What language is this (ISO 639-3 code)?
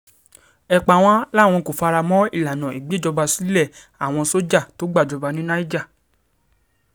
yor